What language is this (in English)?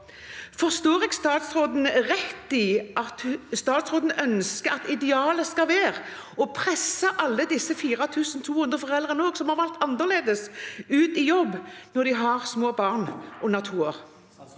Norwegian